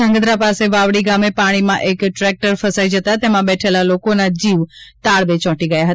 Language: Gujarati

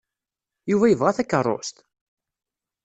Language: Kabyle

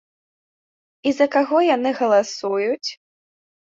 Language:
Belarusian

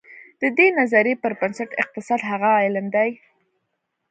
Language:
Pashto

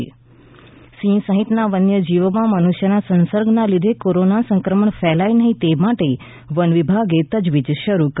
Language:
Gujarati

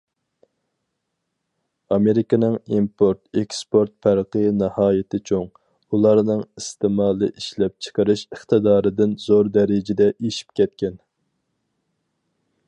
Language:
Uyghur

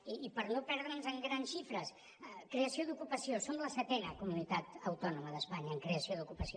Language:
Catalan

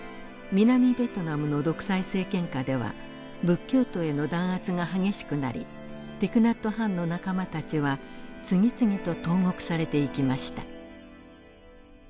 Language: Japanese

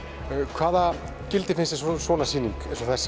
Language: Icelandic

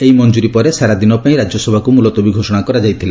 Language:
Odia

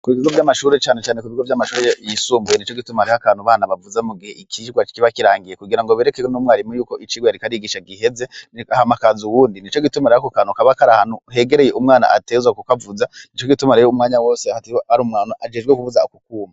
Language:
Rundi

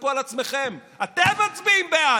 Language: Hebrew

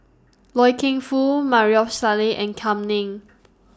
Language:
English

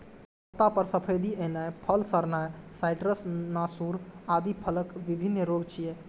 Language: Maithili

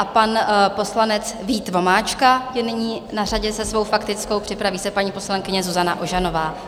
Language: Czech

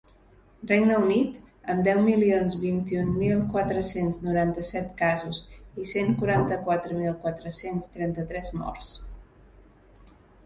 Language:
Catalan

